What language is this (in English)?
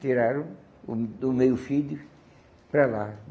Portuguese